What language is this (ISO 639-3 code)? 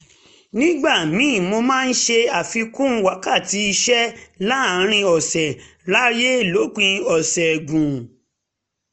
yor